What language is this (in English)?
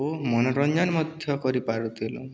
Odia